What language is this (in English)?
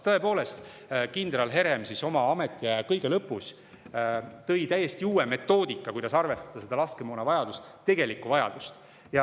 Estonian